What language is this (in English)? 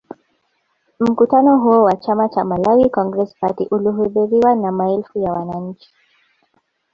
Swahili